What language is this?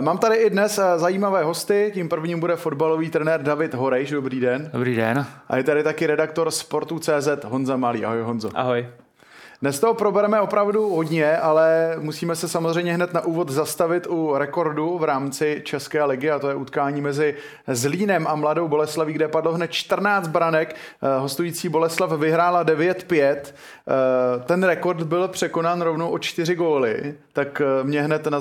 Czech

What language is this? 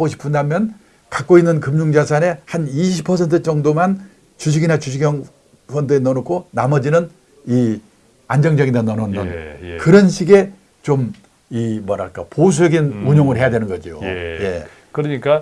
Korean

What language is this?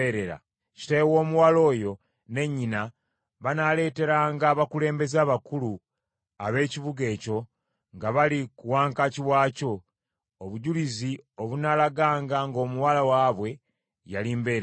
Ganda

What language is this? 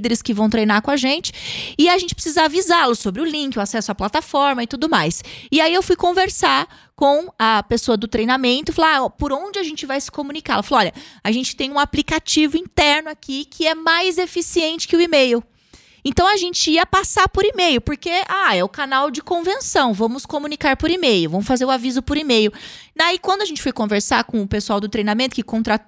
Portuguese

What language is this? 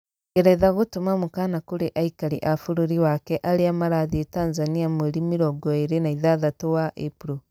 Kikuyu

